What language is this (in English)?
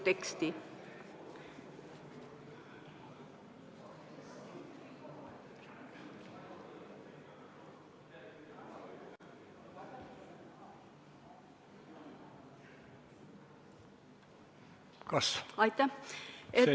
Estonian